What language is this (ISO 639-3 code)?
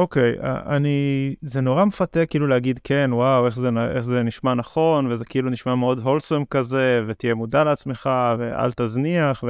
heb